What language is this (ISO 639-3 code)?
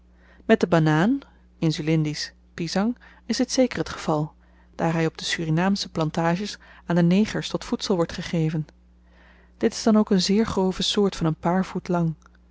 nld